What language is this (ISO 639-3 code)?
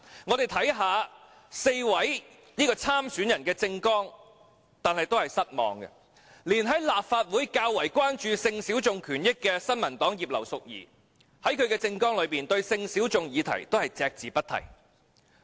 yue